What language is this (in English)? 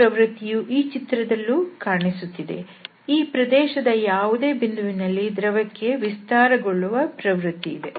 Kannada